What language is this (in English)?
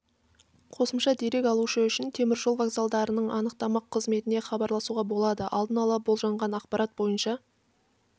Kazakh